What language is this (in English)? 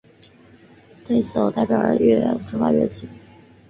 Chinese